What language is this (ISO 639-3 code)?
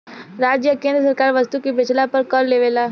bho